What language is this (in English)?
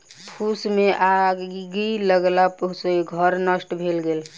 Maithili